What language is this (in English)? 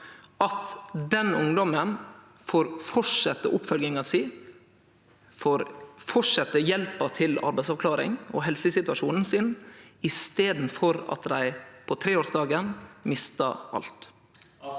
Norwegian